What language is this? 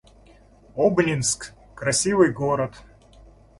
Russian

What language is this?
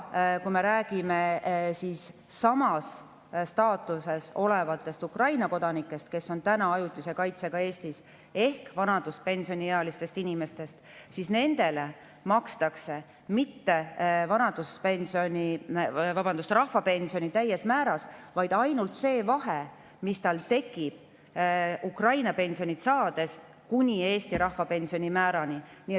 Estonian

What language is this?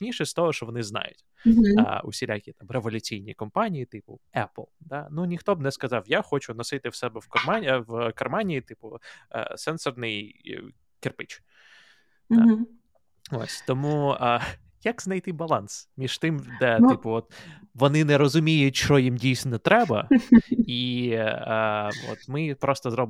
Ukrainian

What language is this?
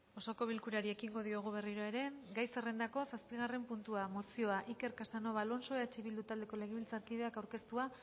Basque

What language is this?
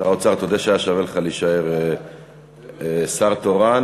Hebrew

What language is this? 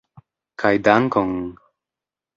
Esperanto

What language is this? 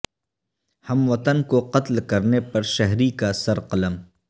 Urdu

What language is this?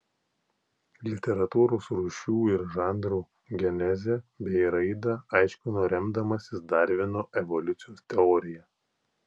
Lithuanian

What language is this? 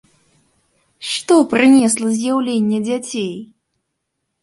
Belarusian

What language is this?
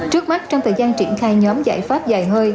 Vietnamese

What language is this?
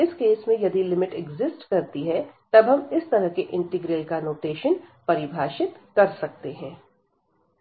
Hindi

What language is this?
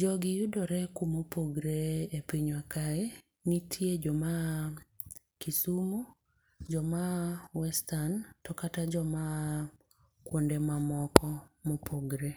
Luo (Kenya and Tanzania)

